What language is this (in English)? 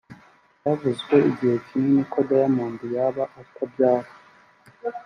Kinyarwanda